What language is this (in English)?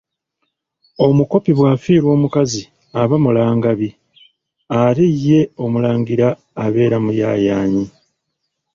Ganda